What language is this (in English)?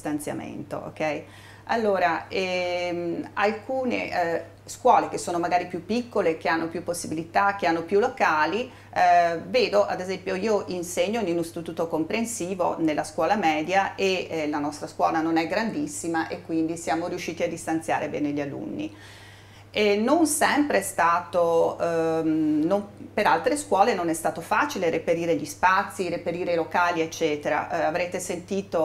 Italian